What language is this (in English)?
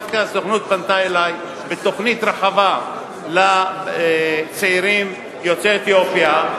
Hebrew